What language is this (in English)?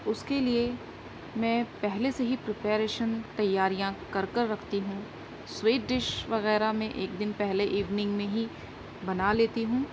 Urdu